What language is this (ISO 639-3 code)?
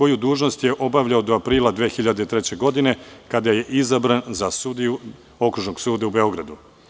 srp